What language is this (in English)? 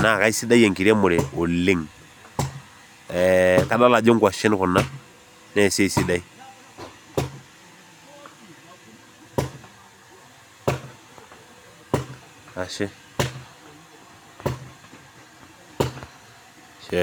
Masai